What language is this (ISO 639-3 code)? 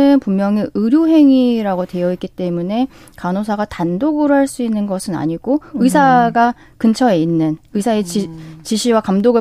kor